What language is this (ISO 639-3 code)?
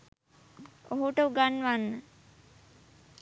sin